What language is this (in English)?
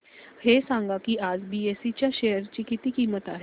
Marathi